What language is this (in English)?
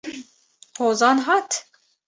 Kurdish